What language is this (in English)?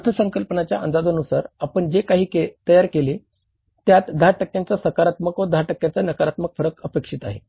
Marathi